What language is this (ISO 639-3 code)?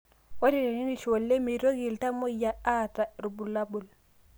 mas